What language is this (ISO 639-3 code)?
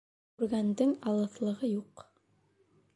bak